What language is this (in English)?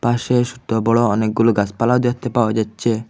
Bangla